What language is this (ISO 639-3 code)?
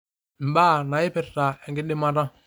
mas